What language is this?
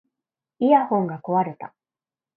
Japanese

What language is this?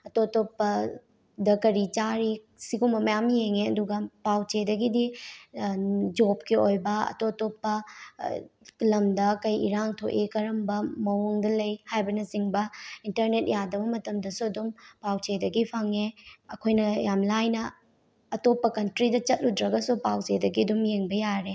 Manipuri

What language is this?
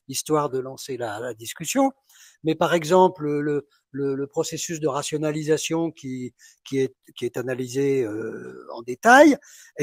French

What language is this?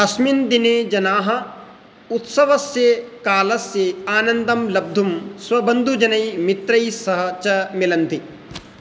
Sanskrit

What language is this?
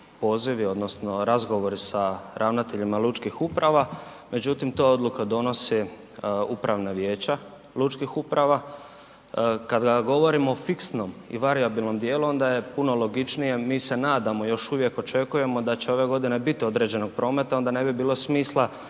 Croatian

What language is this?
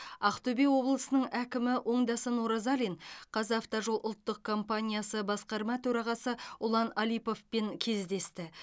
Kazakh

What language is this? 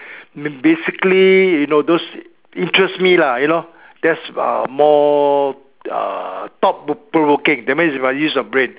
English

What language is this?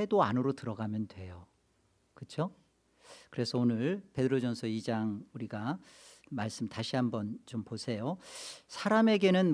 Korean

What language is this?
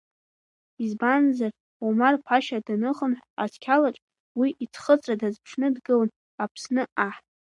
Abkhazian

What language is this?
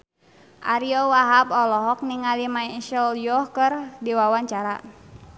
Sundanese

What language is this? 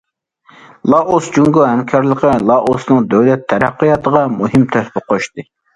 Uyghur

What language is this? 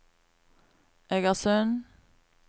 Norwegian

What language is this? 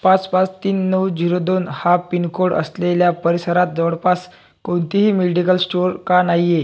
Marathi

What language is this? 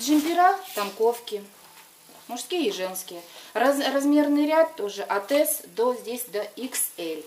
Russian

